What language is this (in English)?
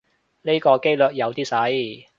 Cantonese